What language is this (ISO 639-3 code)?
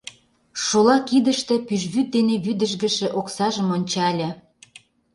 chm